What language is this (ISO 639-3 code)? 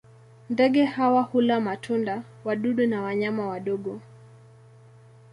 swa